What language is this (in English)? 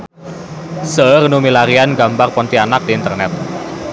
Sundanese